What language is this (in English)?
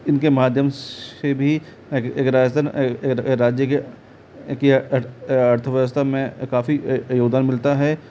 Hindi